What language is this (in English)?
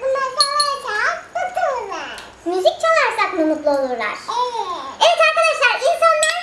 Turkish